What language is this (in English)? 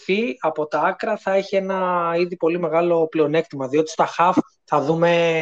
Greek